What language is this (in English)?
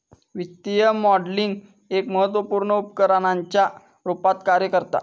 Marathi